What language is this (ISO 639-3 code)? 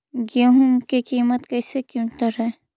mag